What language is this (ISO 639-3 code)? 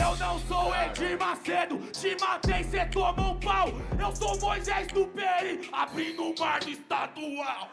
por